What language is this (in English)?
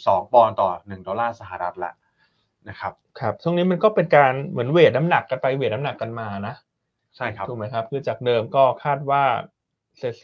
Thai